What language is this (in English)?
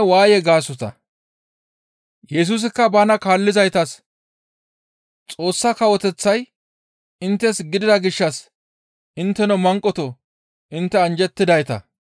Gamo